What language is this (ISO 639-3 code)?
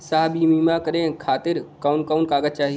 bho